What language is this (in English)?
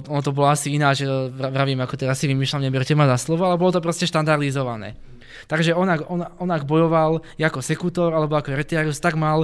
Czech